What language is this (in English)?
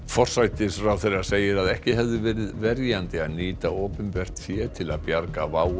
Icelandic